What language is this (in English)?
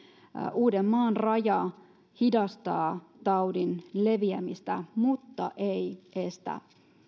Finnish